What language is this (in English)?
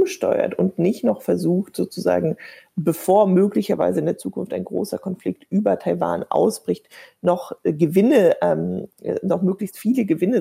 German